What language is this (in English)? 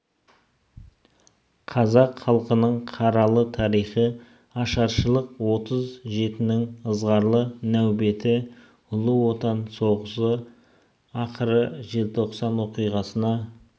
Kazakh